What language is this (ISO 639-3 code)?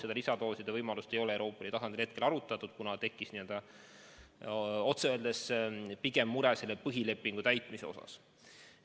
est